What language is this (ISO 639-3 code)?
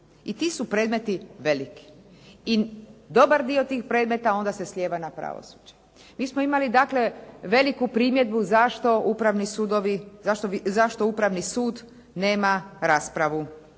hrv